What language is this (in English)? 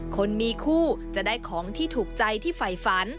Thai